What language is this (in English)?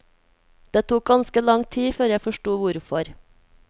Norwegian